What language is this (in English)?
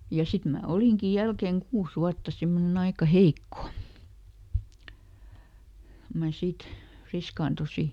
Finnish